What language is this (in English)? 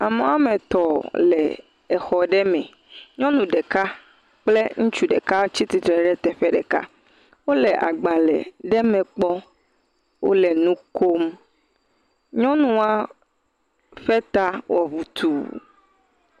Ewe